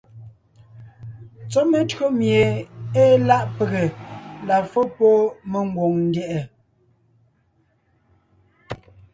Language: Ngiemboon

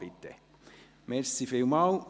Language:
Swiss German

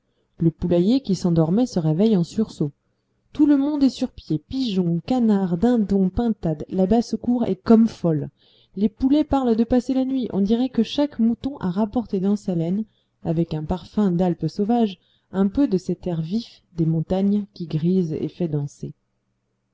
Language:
French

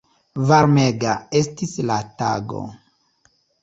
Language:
Esperanto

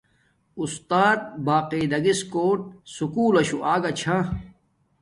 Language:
Domaaki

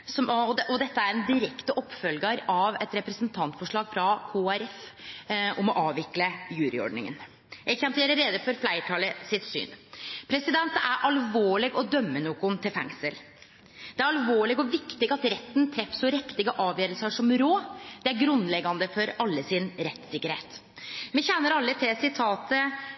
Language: Norwegian Nynorsk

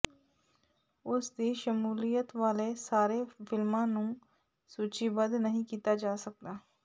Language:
Punjabi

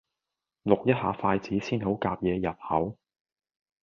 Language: Cantonese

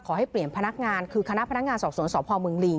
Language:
Thai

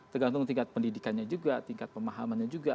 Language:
Indonesian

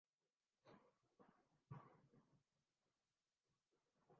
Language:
Urdu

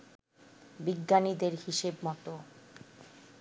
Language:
Bangla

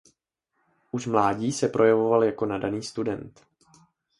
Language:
Czech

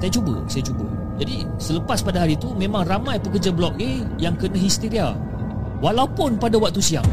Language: Malay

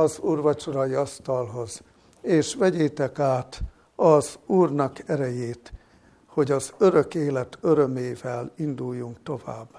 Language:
Hungarian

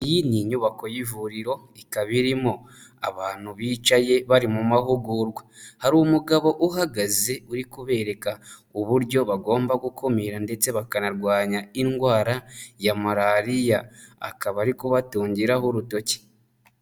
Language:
Kinyarwanda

